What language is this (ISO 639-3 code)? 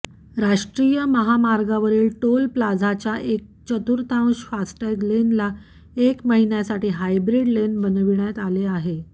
mar